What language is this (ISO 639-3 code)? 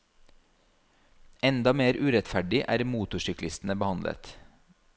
nor